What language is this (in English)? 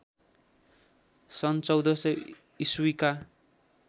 Nepali